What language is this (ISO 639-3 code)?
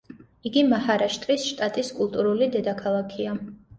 kat